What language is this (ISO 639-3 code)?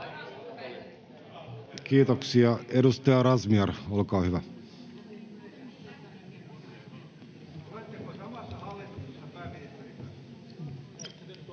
fin